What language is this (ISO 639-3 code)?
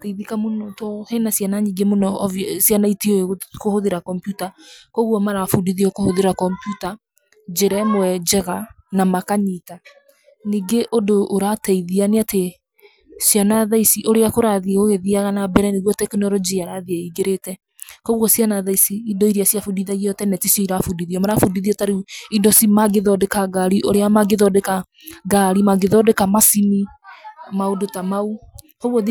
kik